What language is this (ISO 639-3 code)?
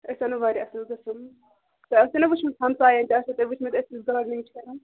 kas